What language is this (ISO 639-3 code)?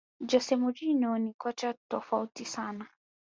swa